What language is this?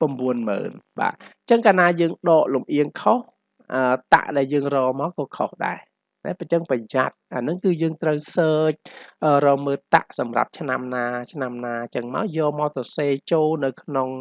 Vietnamese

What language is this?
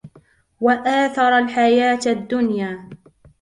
Arabic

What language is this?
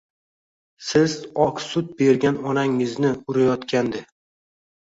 Uzbek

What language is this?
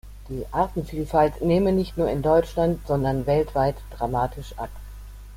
German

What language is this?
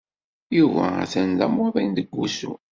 Kabyle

